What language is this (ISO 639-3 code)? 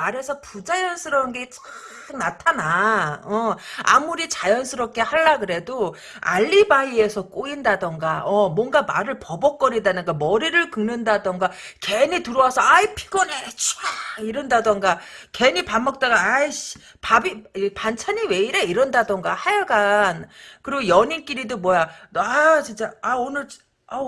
kor